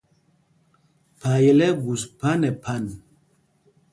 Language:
Mpumpong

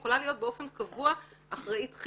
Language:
Hebrew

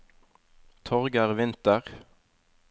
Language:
Norwegian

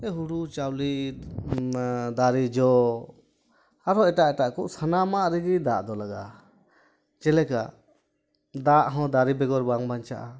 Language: Santali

